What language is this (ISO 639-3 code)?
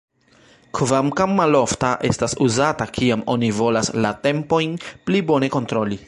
epo